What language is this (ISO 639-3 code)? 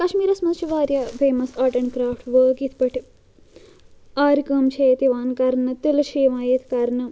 kas